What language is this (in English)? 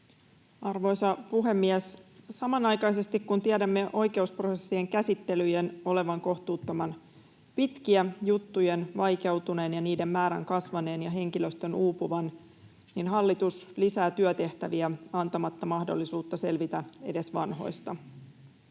Finnish